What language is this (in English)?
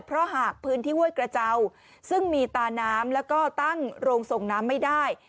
Thai